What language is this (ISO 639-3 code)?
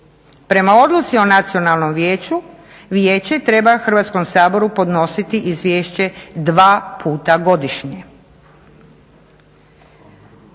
hrv